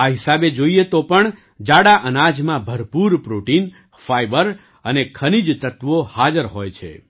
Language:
Gujarati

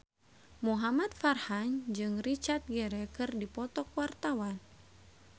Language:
Sundanese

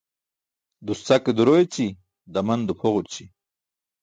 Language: Burushaski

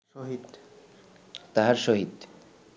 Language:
Bangla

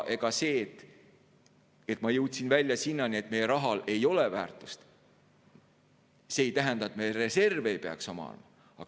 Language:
Estonian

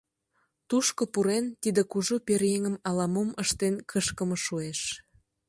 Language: Mari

